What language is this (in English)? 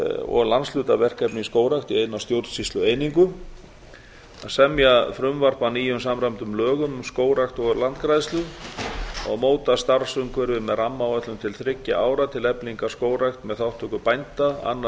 Icelandic